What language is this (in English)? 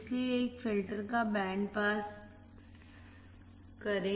Hindi